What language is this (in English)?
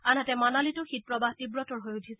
Assamese